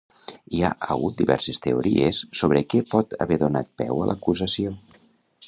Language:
Catalan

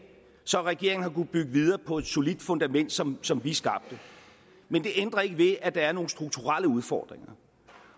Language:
Danish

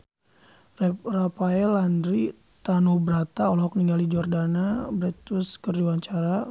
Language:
Sundanese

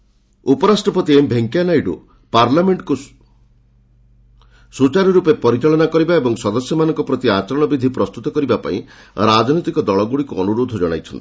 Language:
Odia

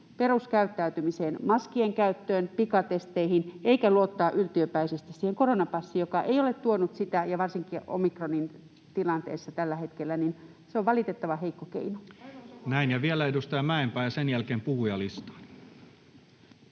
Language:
Finnish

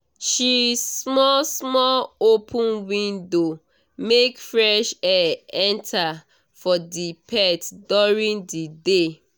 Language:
Nigerian Pidgin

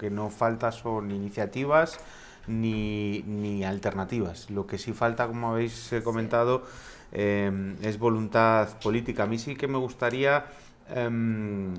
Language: Spanish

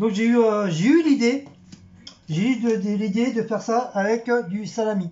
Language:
French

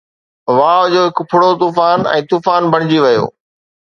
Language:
Sindhi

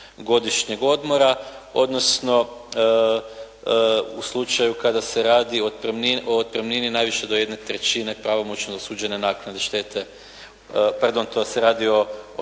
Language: Croatian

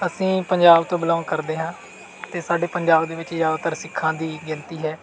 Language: Punjabi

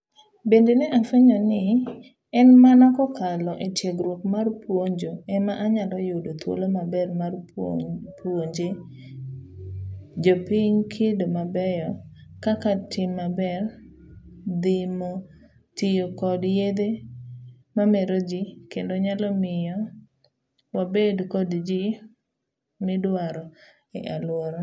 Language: Luo (Kenya and Tanzania)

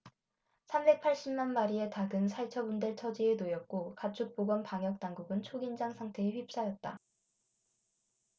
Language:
Korean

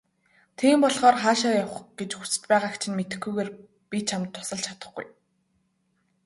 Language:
Mongolian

